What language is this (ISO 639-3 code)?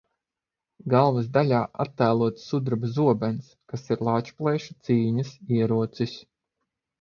lav